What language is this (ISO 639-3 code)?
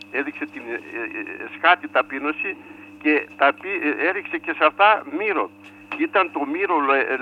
ell